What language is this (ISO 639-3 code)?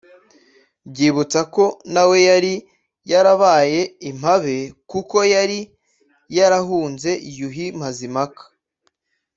kin